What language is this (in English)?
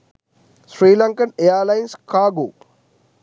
Sinhala